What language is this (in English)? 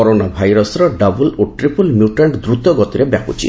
Odia